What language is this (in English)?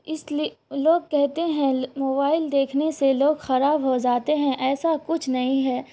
Urdu